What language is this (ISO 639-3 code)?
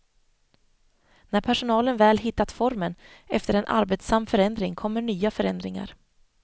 swe